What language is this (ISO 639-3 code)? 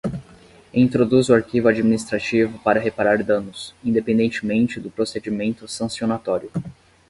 por